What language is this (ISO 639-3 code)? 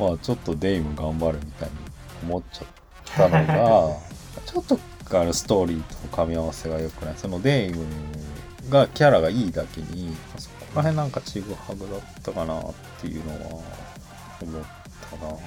jpn